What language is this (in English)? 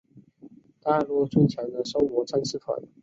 Chinese